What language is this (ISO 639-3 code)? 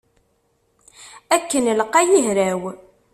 kab